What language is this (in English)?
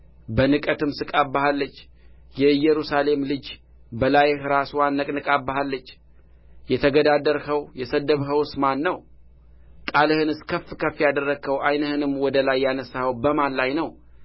Amharic